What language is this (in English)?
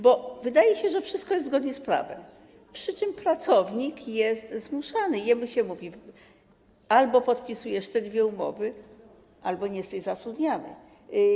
Polish